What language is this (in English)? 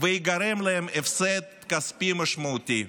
Hebrew